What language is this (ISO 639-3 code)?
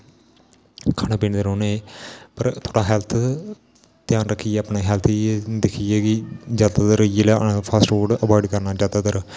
doi